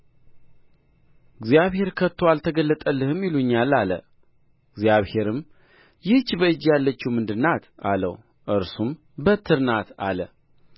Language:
Amharic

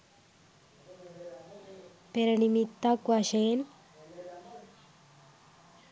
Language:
Sinhala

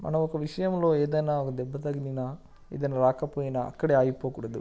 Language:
Telugu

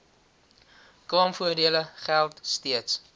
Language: Afrikaans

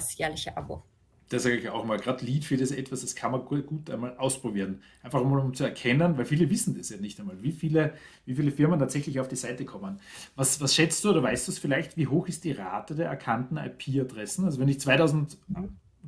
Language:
German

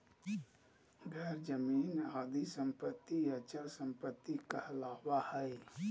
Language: Magahi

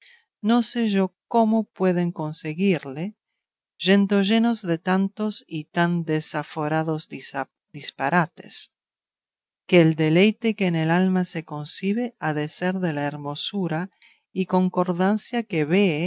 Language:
Spanish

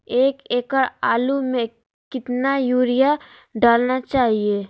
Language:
Magahi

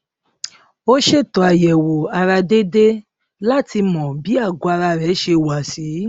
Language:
Yoruba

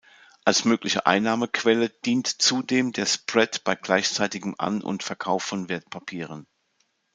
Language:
German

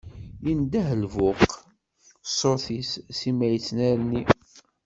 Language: Kabyle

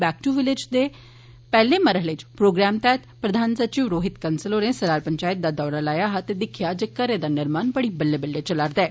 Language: Dogri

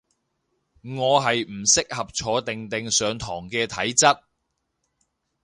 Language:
Cantonese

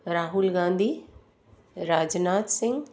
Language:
Sindhi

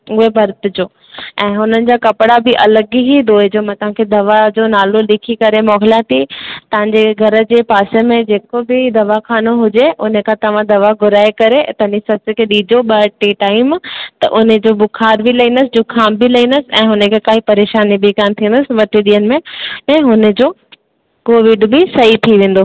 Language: Sindhi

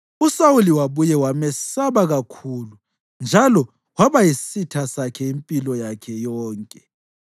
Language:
North Ndebele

